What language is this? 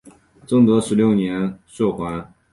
Chinese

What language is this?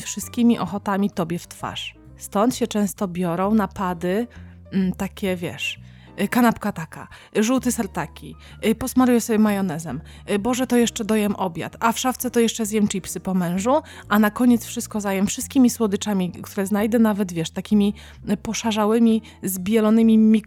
Polish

